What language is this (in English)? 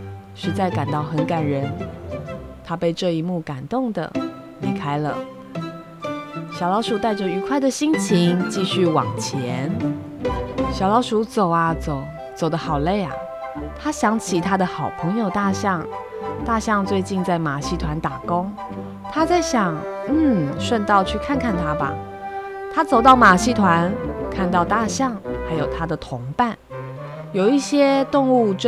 Chinese